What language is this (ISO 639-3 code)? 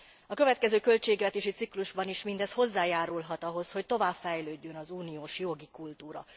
hun